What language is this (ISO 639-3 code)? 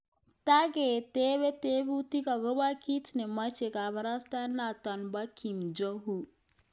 kln